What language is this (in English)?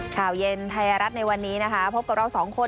Thai